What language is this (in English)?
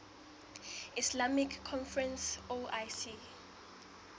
Southern Sotho